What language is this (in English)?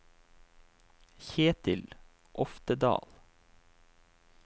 Norwegian